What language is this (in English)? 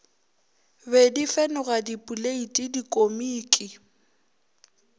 Northern Sotho